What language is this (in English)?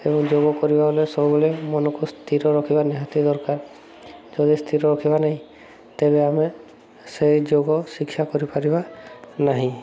Odia